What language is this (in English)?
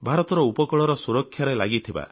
Odia